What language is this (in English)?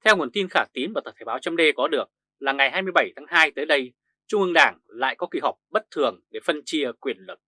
Vietnamese